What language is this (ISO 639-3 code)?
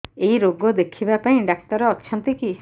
ori